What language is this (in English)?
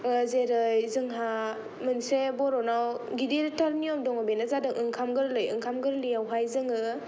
Bodo